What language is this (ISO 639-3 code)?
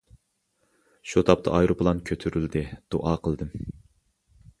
uig